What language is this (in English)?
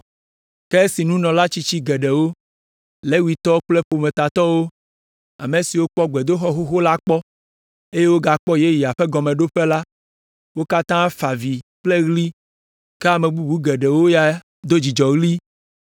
Ewe